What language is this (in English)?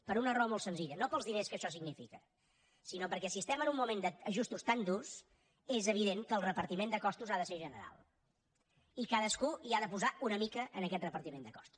Catalan